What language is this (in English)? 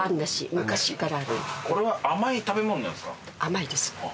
Japanese